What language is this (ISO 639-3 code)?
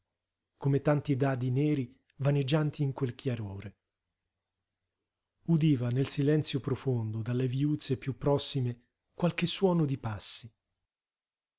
ita